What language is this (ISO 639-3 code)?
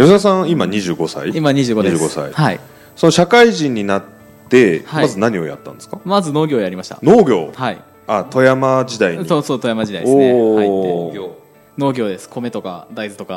jpn